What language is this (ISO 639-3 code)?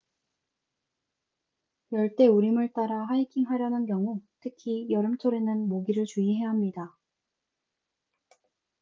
kor